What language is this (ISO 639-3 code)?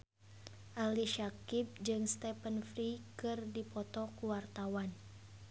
sun